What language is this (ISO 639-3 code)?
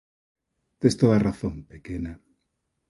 glg